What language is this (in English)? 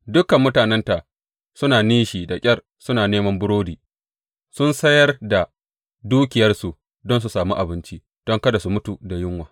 Hausa